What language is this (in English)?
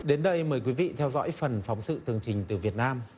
Vietnamese